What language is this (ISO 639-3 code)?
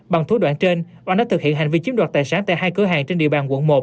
vie